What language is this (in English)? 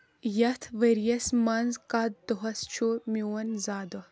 Kashmiri